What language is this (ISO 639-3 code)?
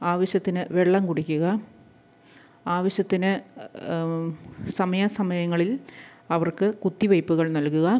mal